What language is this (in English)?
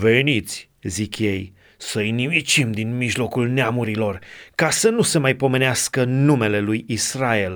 Romanian